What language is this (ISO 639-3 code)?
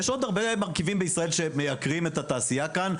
heb